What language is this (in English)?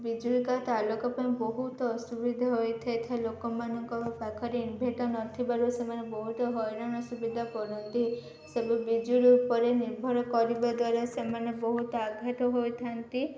Odia